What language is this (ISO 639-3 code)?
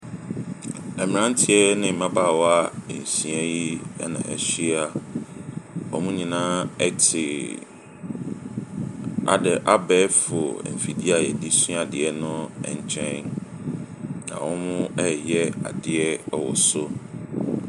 aka